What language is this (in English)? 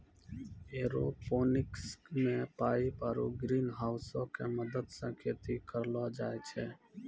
Maithili